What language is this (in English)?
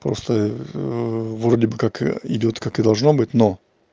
Russian